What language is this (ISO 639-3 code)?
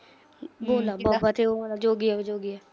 pan